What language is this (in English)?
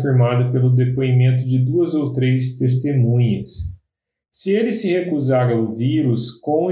Portuguese